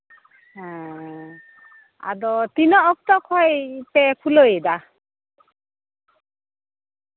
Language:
Santali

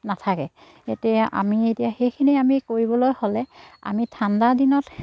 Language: Assamese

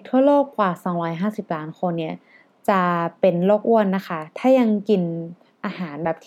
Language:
Thai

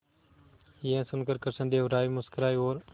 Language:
Hindi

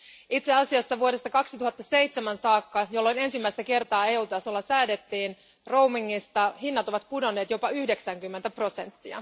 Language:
Finnish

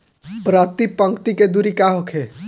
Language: Bhojpuri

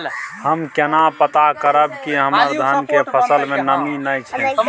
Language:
Maithili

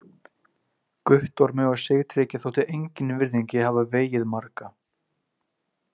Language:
Icelandic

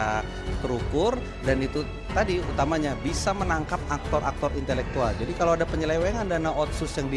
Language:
Indonesian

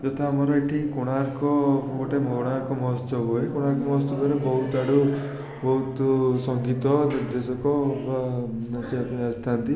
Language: Odia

